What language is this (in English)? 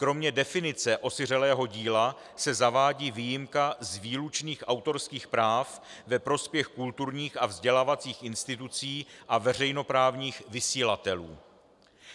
Czech